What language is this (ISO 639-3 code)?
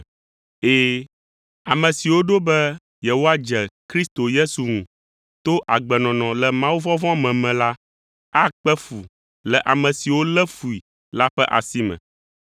ewe